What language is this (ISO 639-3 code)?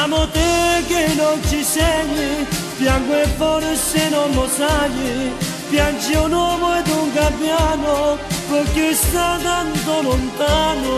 ron